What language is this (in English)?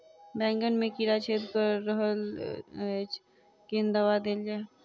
Maithili